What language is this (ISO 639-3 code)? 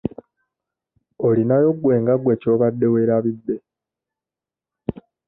lug